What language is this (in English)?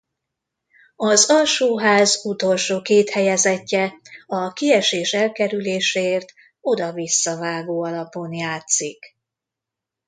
Hungarian